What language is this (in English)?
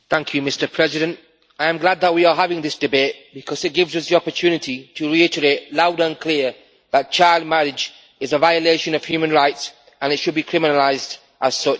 English